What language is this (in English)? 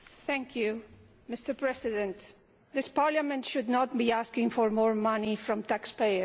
English